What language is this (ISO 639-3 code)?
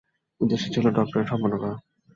ben